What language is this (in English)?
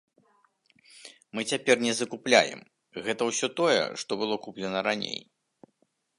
Belarusian